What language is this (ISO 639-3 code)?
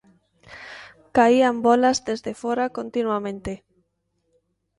glg